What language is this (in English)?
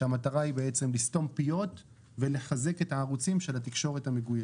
Hebrew